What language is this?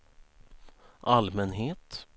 Swedish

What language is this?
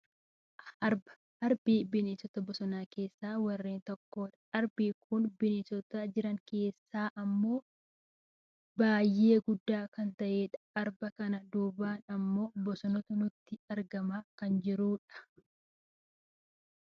Oromo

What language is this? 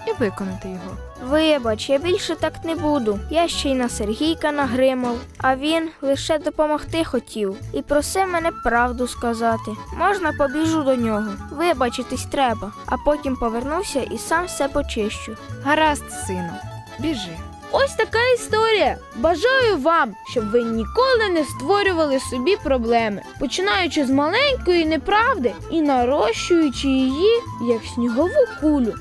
Ukrainian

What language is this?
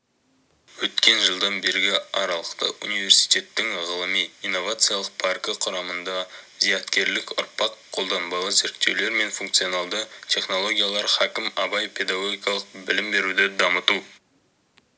Kazakh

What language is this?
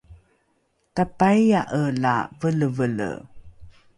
Rukai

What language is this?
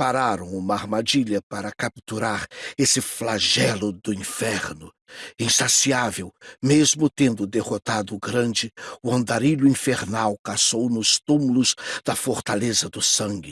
Portuguese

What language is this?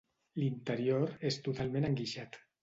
Catalan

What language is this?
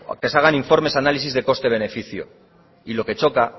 Spanish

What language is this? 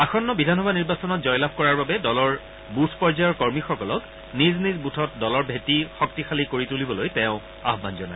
Assamese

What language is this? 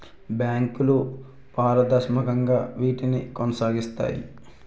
Telugu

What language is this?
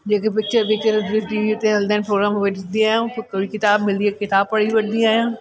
Sindhi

